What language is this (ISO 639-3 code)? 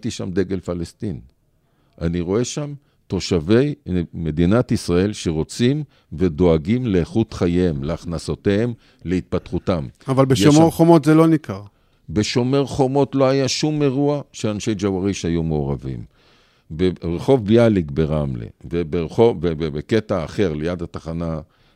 heb